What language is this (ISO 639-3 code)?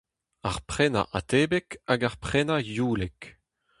bre